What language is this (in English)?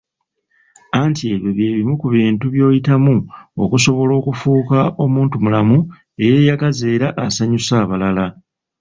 Ganda